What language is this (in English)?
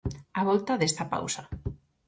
Galician